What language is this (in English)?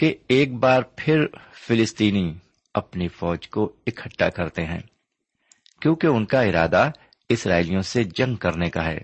Urdu